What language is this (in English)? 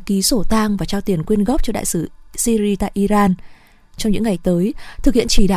Vietnamese